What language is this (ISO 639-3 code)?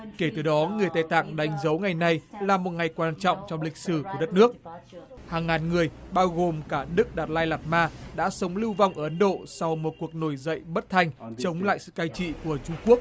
vie